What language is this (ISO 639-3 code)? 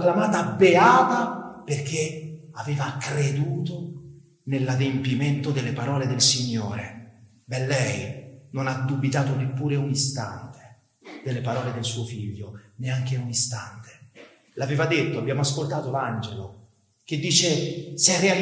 ita